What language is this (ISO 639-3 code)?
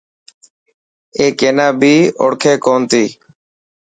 mki